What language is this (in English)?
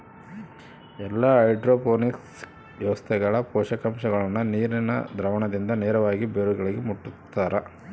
Kannada